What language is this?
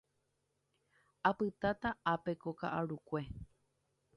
Guarani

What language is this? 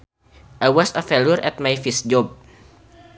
Sundanese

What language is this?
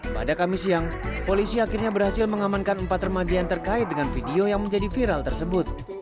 Indonesian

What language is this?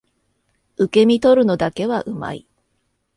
Japanese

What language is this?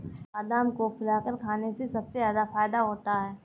Hindi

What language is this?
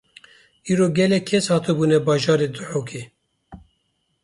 Kurdish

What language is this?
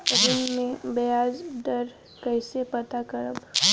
Bhojpuri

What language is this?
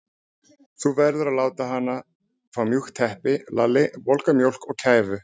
Icelandic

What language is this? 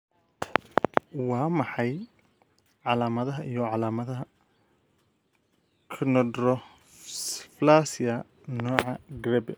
Somali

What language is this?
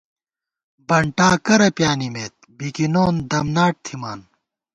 Gawar-Bati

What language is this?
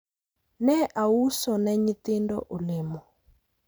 Luo (Kenya and Tanzania)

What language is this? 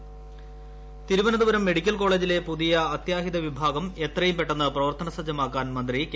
Malayalam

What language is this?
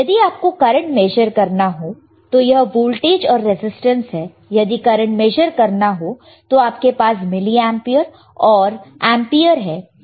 Hindi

